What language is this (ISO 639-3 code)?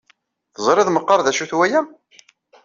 kab